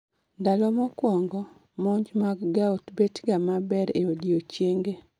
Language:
Luo (Kenya and Tanzania)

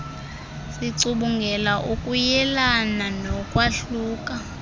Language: Xhosa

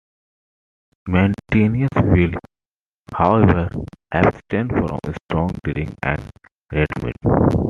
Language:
English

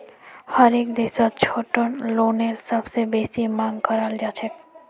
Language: Magahi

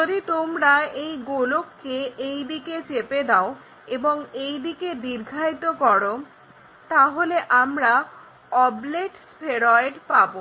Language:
Bangla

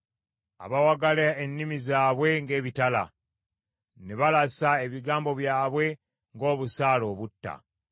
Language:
Ganda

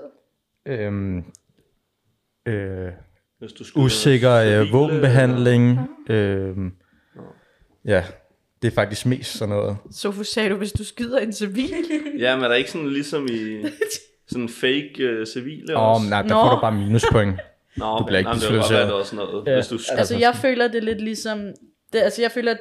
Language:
Danish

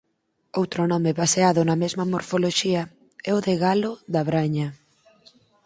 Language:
Galician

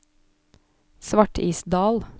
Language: Norwegian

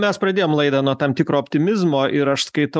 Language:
Lithuanian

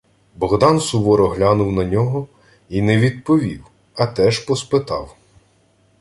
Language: Ukrainian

